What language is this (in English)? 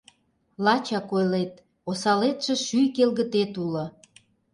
Mari